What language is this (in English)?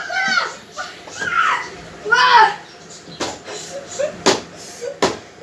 Urdu